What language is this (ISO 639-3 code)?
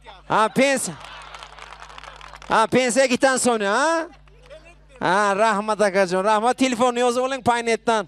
nld